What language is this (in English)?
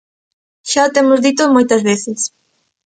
Galician